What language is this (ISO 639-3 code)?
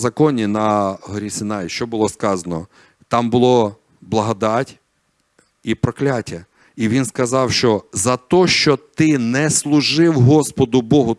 ukr